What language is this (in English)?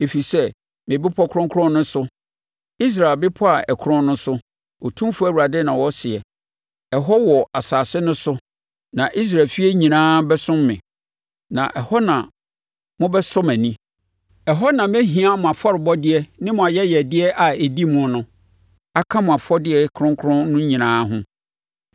Akan